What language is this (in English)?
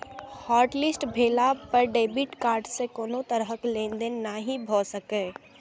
Maithili